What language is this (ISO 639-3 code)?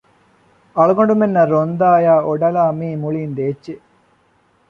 div